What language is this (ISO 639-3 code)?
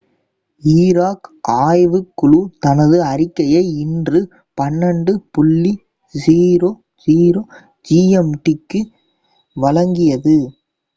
tam